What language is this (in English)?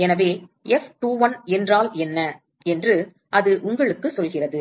Tamil